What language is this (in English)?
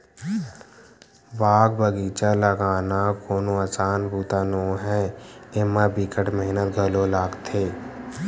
Chhattisgarhi